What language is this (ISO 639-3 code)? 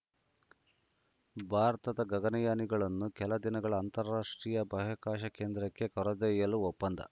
kan